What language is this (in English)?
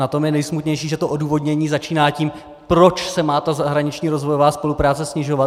Czech